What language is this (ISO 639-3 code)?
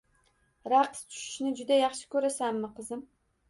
uzb